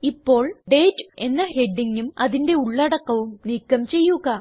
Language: Malayalam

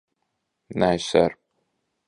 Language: Latvian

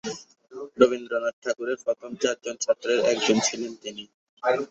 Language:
Bangla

